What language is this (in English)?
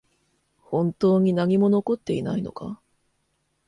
Japanese